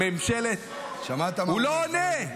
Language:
Hebrew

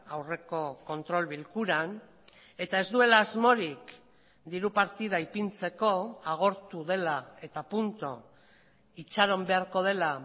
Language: Basque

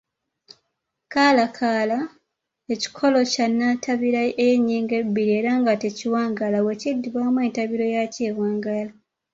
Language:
Ganda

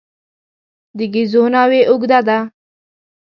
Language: Pashto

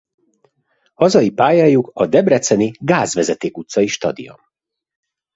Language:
Hungarian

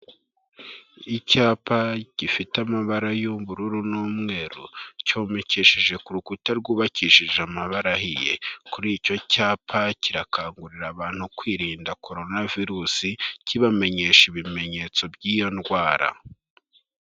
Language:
Kinyarwanda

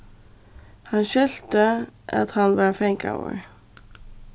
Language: Faroese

